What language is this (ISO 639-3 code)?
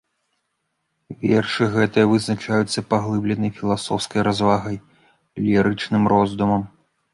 bel